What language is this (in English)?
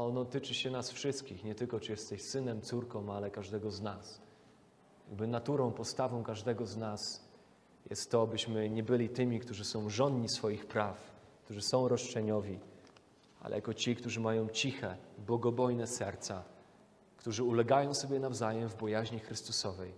Polish